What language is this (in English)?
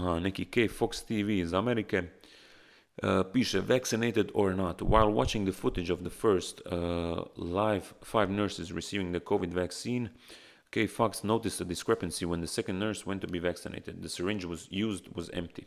Croatian